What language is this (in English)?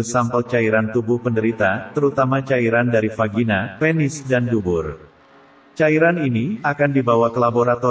Indonesian